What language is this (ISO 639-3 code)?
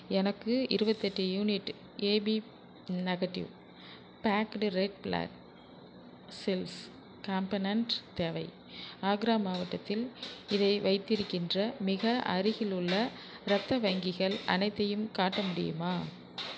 tam